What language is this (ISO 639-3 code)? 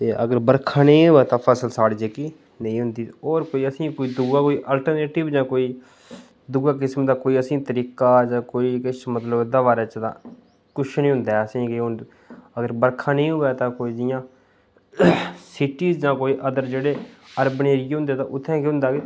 doi